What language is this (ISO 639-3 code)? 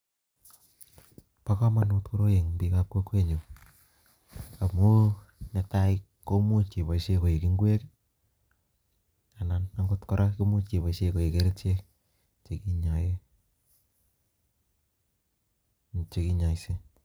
kln